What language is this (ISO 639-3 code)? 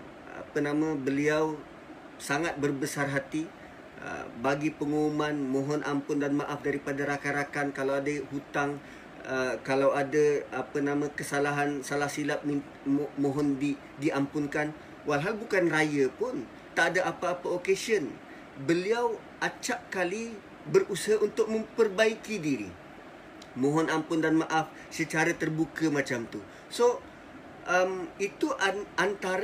msa